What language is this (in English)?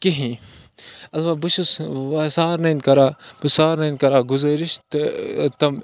Kashmiri